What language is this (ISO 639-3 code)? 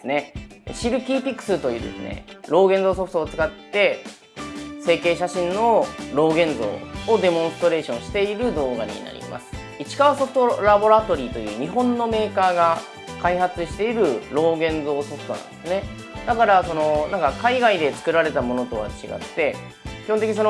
jpn